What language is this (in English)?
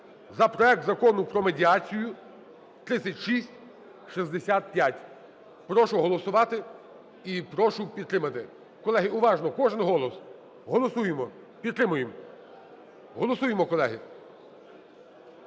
Ukrainian